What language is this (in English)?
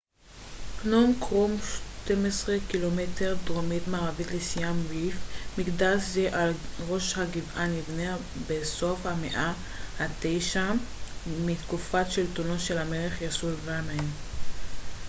Hebrew